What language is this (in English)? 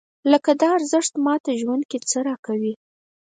Pashto